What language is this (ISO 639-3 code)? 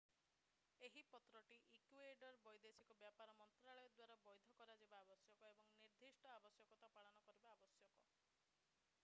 ori